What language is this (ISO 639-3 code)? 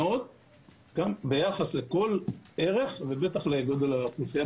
heb